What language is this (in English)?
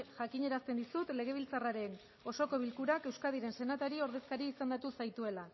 Basque